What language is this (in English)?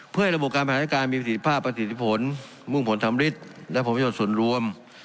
Thai